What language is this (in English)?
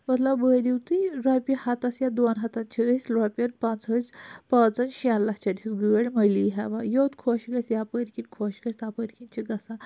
Kashmiri